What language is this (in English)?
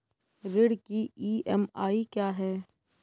Hindi